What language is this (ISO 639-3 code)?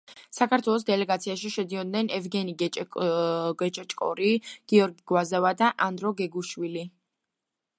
kat